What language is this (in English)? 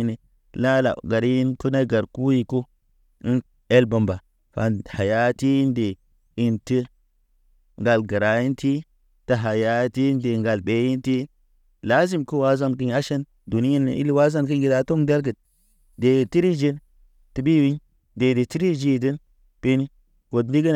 Naba